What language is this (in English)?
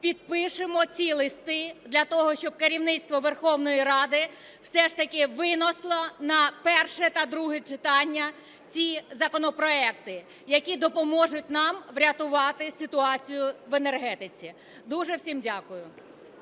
Ukrainian